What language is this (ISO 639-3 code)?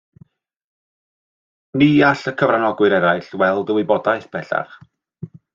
cym